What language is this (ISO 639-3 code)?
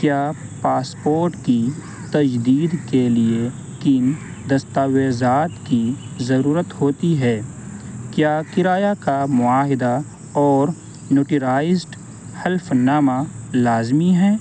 urd